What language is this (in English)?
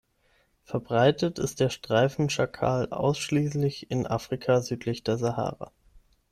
German